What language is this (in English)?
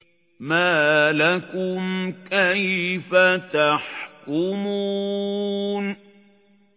Arabic